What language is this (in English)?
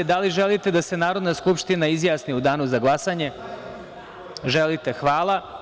Serbian